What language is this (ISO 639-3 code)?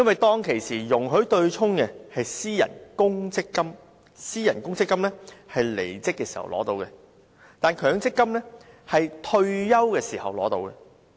yue